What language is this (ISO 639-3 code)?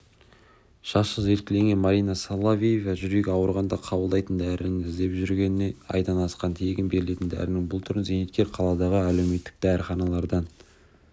kaz